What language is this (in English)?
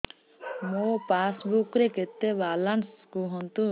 Odia